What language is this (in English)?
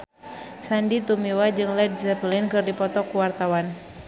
Sundanese